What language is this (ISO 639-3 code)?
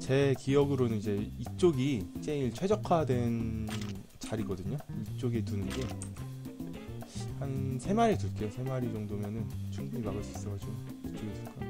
kor